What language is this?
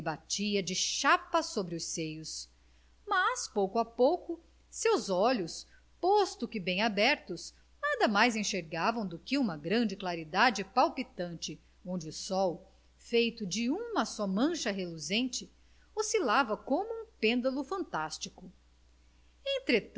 Portuguese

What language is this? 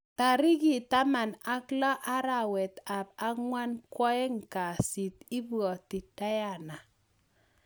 Kalenjin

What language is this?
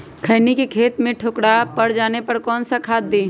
Magahi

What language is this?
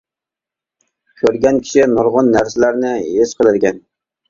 Uyghur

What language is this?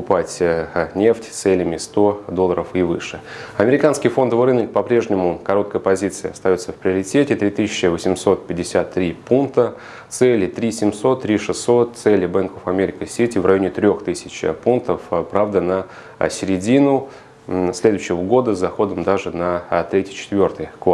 Russian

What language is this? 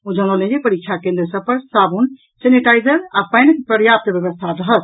Maithili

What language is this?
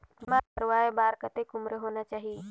Chhattisgarhi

